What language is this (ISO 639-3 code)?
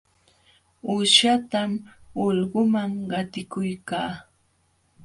qxw